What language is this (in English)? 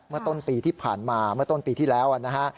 Thai